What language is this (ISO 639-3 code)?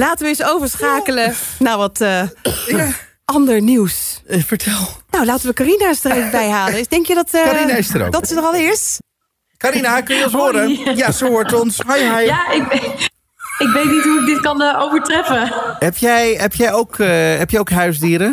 nld